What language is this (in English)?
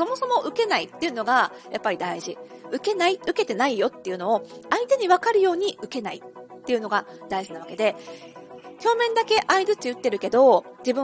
Japanese